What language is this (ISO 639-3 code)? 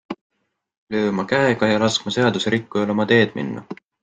est